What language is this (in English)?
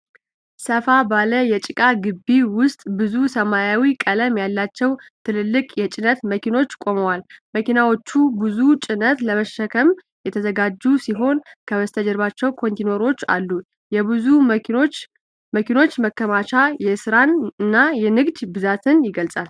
Amharic